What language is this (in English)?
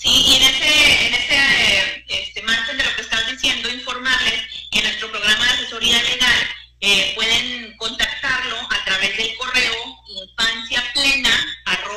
Spanish